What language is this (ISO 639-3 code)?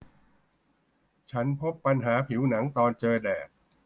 tha